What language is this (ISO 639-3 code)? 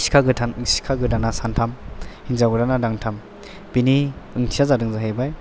brx